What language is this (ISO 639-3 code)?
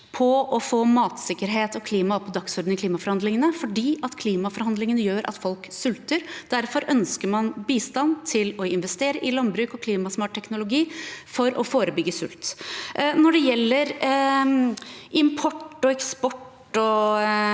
nor